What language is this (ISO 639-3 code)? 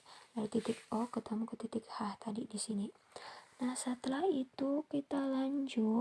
ind